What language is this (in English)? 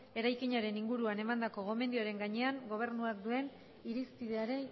Basque